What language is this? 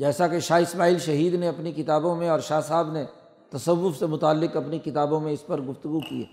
Urdu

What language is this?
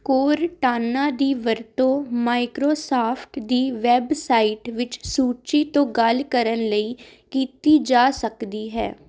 Punjabi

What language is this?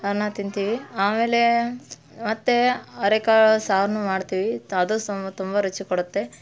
Kannada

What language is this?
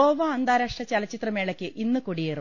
Malayalam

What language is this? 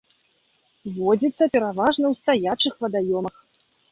Belarusian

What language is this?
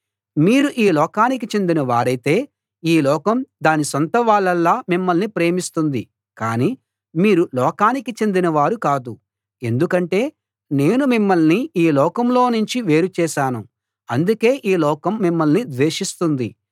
Telugu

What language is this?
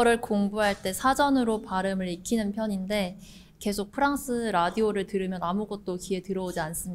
Korean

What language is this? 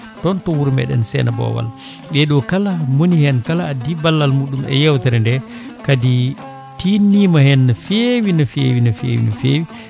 Fula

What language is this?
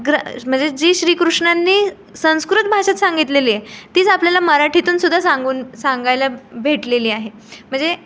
Marathi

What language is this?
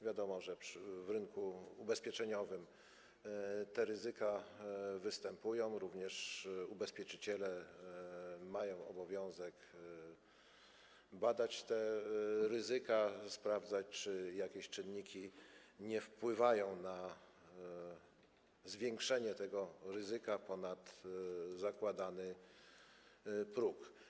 Polish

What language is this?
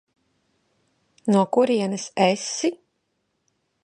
Latvian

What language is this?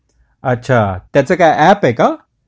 Marathi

